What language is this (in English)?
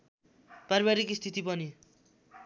Nepali